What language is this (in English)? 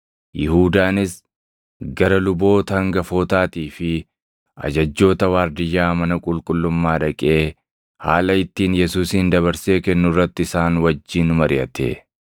Oromo